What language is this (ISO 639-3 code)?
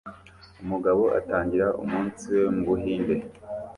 kin